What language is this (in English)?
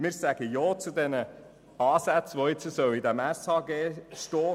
Swiss German